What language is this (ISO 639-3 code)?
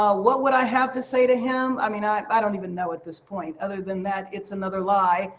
eng